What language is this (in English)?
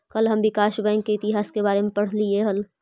Magahi